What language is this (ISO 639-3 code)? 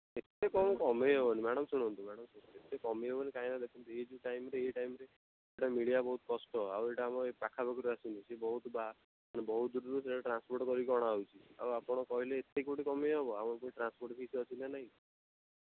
ori